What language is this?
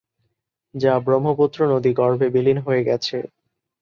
Bangla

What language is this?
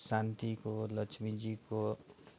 Nepali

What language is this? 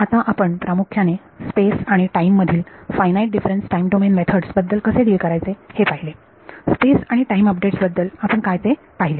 Marathi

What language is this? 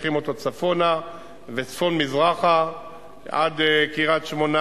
Hebrew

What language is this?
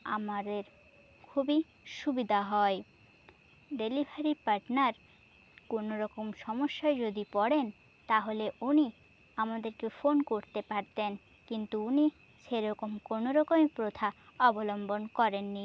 Bangla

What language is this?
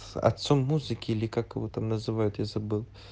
Russian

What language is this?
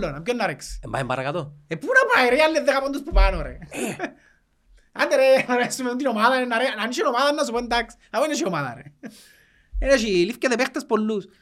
Greek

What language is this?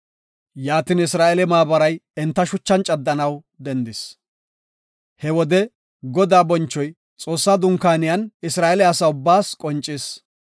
Gofa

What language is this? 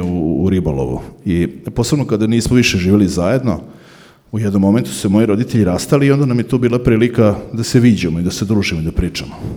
Croatian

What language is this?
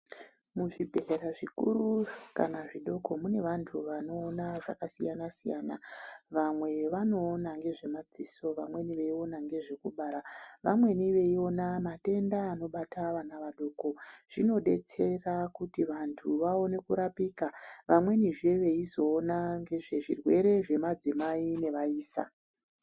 Ndau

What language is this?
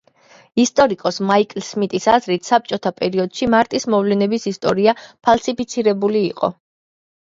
Georgian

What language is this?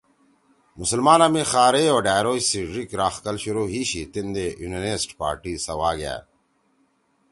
Torwali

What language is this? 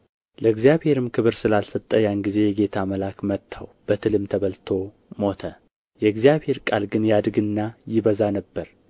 Amharic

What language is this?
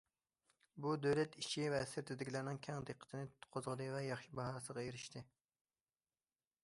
Uyghur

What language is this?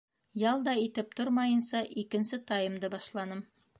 Bashkir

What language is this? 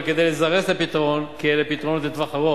Hebrew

